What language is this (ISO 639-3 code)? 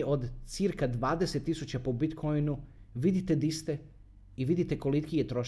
hrv